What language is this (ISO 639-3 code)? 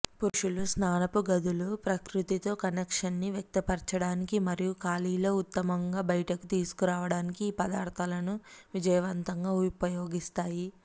tel